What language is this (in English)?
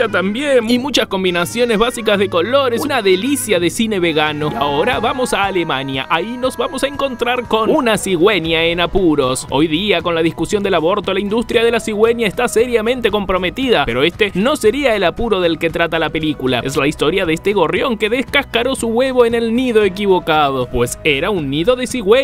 Spanish